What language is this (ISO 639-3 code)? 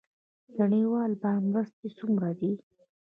pus